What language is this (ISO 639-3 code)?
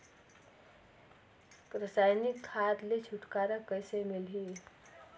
hne